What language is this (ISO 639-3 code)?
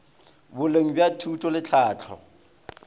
nso